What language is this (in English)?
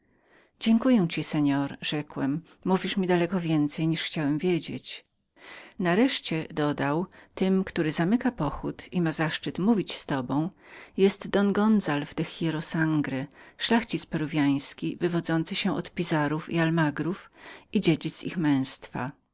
Polish